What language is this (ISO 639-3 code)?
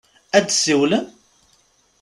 kab